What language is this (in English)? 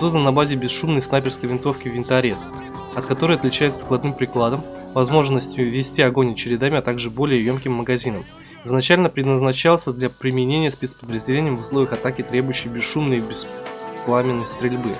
Russian